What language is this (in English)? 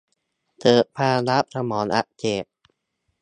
Thai